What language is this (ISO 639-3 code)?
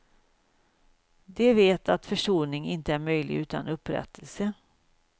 swe